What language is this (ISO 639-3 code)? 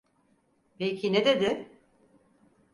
tur